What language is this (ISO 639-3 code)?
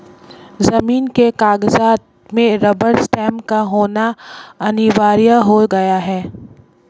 hin